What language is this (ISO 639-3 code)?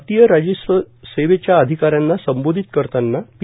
mar